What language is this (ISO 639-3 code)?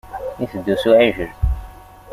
kab